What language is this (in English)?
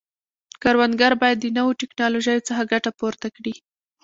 Pashto